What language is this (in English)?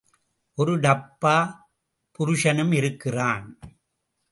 Tamil